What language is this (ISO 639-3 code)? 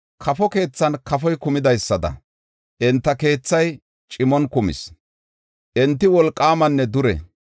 gof